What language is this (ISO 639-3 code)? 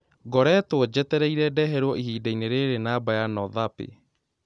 kik